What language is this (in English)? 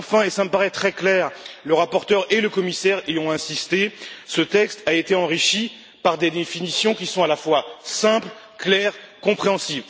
French